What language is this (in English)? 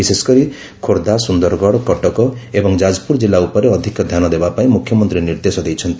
Odia